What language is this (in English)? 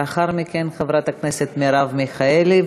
Hebrew